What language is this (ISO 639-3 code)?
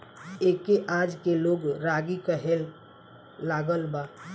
bho